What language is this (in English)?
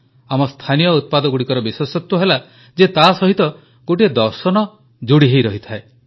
Odia